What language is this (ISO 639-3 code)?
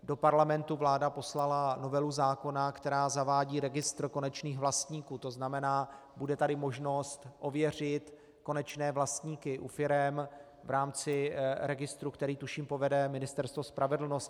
ces